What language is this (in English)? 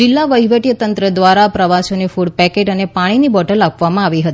Gujarati